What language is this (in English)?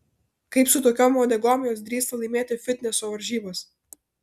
Lithuanian